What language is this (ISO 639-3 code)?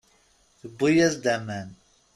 kab